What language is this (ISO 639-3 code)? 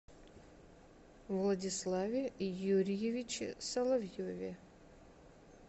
rus